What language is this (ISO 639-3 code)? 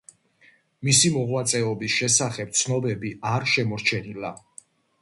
kat